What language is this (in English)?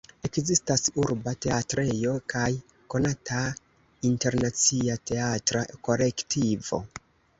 Esperanto